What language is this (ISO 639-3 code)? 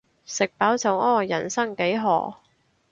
yue